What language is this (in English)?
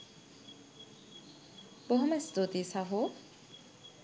Sinhala